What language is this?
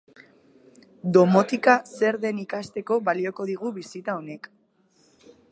Basque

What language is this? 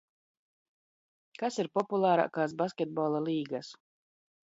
Latvian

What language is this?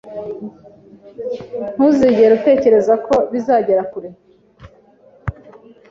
Kinyarwanda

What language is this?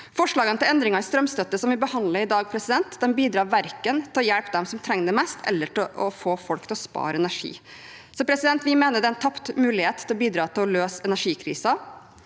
Norwegian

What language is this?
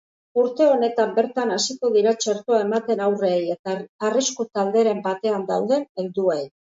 Basque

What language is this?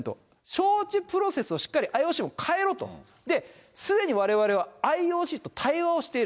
Japanese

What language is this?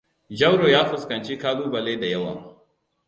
Hausa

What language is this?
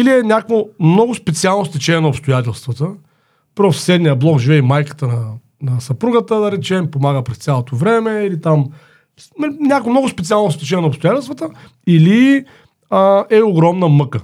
Bulgarian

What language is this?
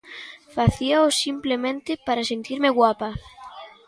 Galician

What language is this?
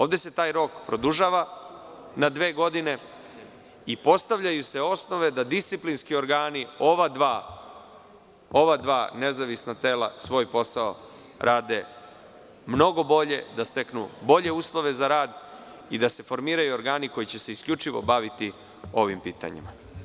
Serbian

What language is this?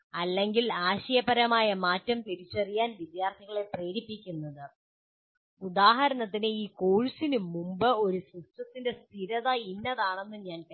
Malayalam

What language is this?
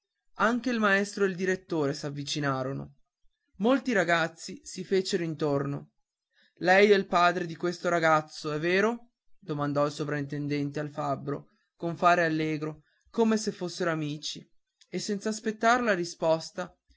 Italian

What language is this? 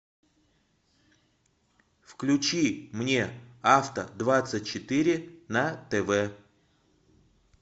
Russian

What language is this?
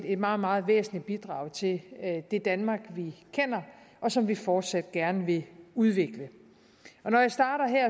Danish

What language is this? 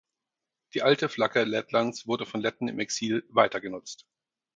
German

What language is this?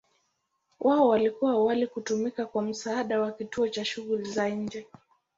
Swahili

